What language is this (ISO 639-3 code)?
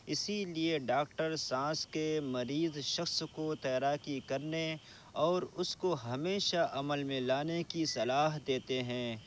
urd